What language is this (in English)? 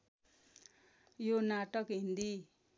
Nepali